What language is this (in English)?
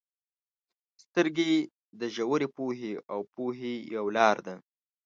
Pashto